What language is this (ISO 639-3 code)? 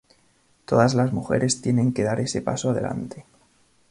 spa